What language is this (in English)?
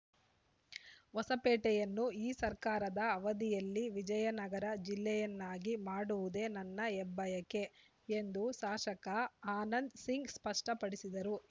Kannada